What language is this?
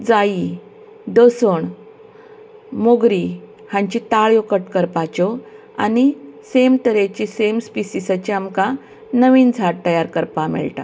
Konkani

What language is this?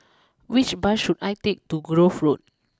English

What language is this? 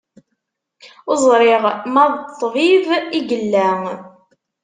Kabyle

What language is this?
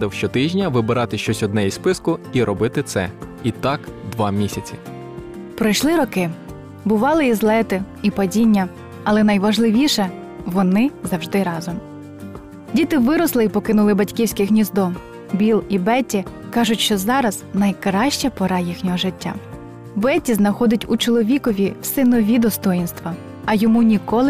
Ukrainian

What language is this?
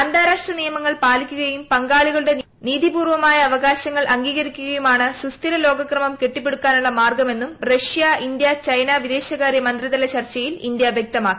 Malayalam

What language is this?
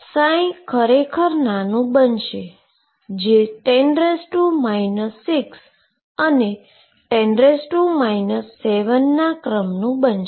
Gujarati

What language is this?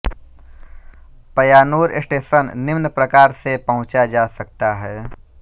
Hindi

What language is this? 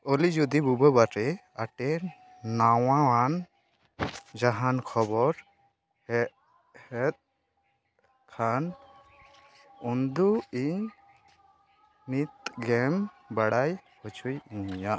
Santali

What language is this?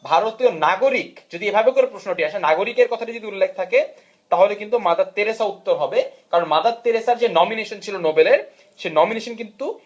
Bangla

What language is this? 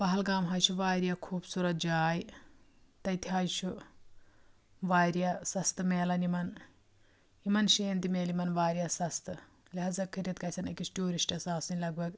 Kashmiri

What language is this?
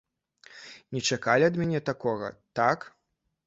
Belarusian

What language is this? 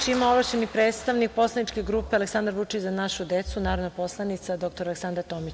Serbian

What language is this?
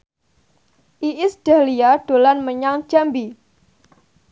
Javanese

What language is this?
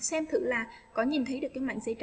Vietnamese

